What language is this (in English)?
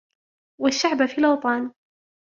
Arabic